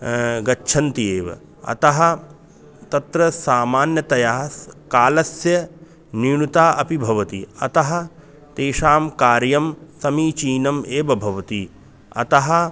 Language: Sanskrit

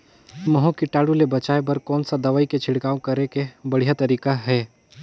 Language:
Chhattisgarhi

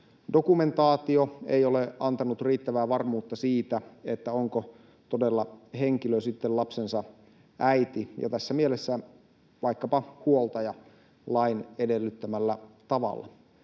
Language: Finnish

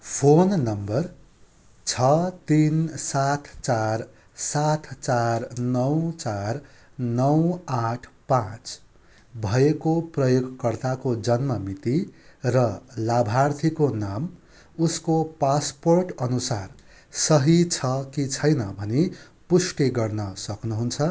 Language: Nepali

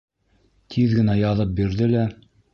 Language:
Bashkir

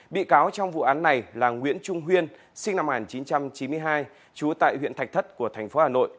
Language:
Vietnamese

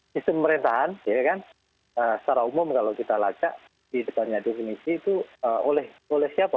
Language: Indonesian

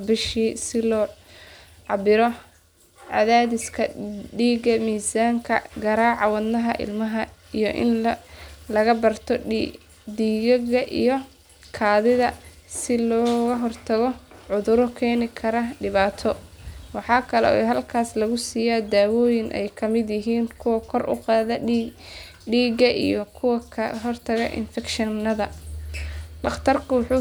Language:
Somali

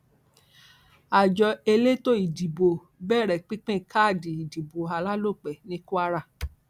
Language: Yoruba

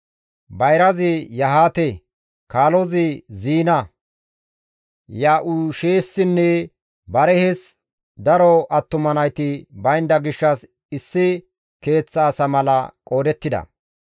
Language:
Gamo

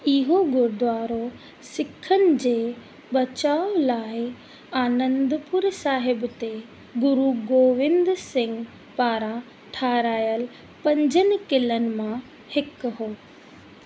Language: Sindhi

